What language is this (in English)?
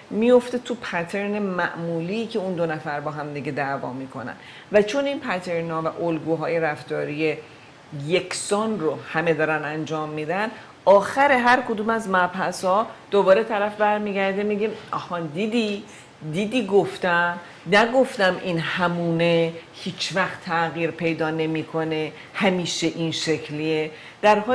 Persian